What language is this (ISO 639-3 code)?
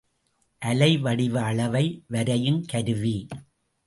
tam